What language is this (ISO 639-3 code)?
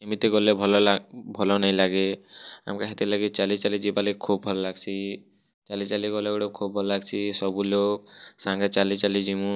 ori